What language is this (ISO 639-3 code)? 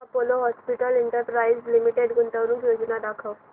mar